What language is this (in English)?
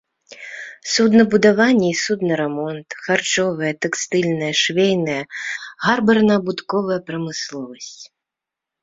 Belarusian